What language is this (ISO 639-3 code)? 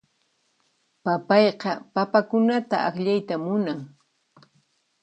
qxp